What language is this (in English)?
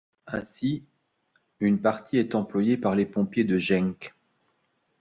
French